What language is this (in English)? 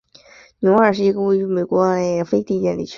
Chinese